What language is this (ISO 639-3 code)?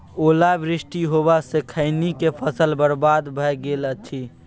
mai